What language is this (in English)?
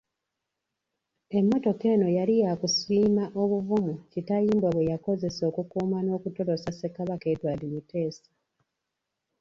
Ganda